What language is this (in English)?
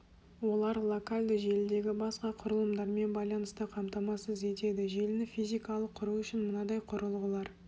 Kazakh